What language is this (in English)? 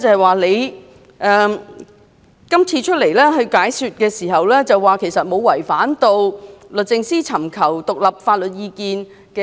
Cantonese